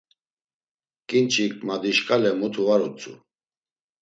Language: Laz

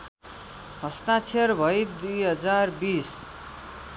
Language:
Nepali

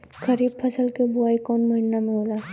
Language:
Bhojpuri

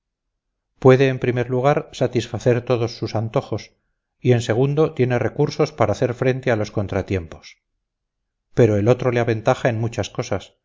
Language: Spanish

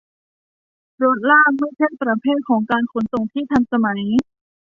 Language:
Thai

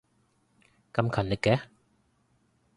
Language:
Cantonese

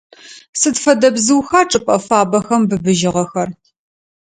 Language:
Adyghe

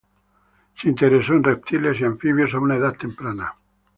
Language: Spanish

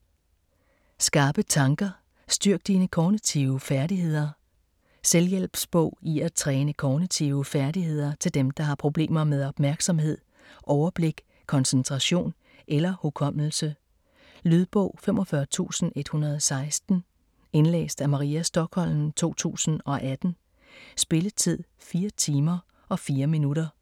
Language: Danish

